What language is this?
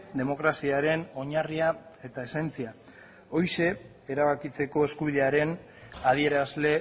Basque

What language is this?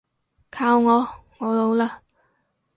Cantonese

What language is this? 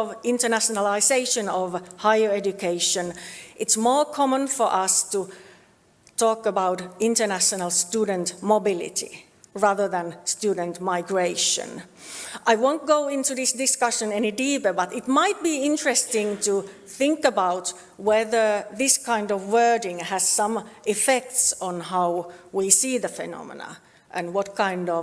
English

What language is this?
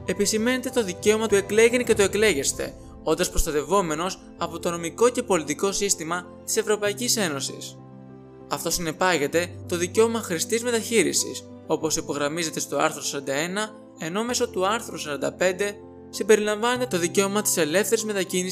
Greek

